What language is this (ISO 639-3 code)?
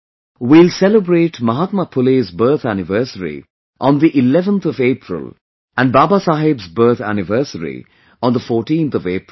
eng